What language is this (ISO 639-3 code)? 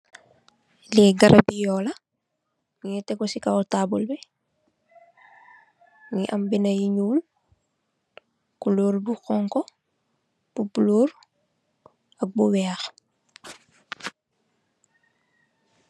wol